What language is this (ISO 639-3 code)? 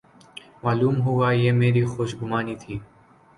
urd